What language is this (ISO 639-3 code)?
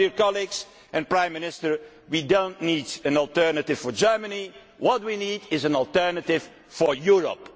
eng